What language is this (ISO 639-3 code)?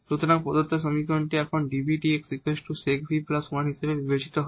ben